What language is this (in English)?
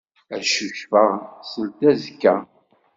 Kabyle